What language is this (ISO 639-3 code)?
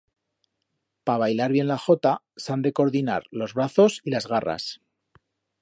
arg